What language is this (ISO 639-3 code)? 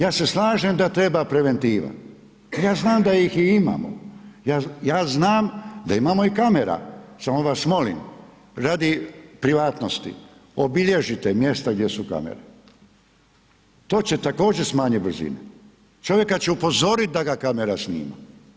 hrv